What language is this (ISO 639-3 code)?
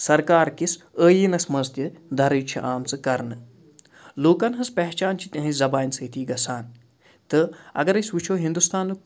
kas